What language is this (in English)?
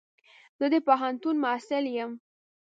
Pashto